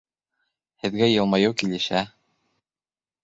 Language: Bashkir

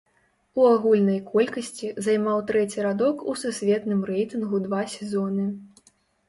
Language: Belarusian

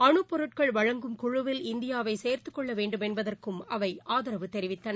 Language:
Tamil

